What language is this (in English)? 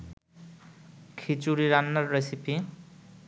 Bangla